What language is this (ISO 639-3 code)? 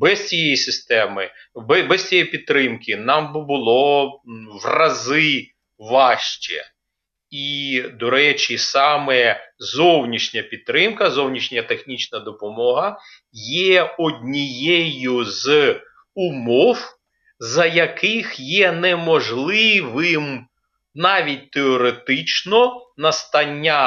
ukr